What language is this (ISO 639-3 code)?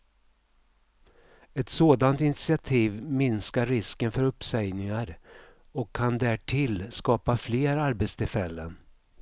swe